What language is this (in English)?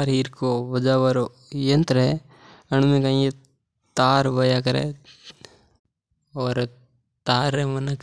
Mewari